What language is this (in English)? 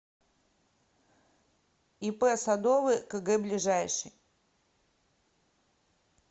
Russian